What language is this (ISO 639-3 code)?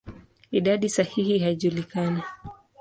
swa